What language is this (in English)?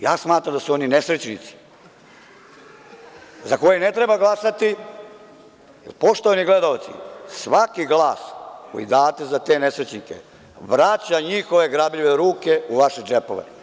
Serbian